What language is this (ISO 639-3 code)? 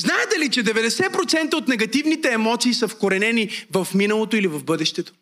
bul